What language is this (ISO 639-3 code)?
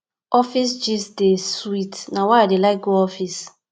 pcm